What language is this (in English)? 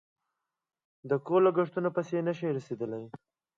Pashto